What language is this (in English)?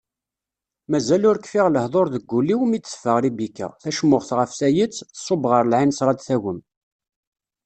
Kabyle